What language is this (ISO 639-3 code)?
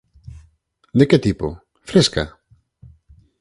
glg